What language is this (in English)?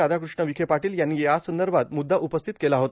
Marathi